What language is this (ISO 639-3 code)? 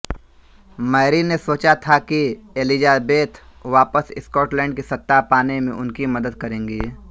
hin